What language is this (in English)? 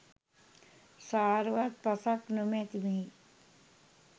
Sinhala